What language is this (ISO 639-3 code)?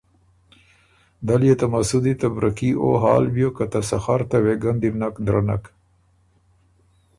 oru